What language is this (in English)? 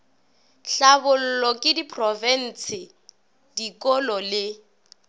Northern Sotho